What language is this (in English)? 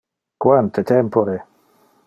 Interlingua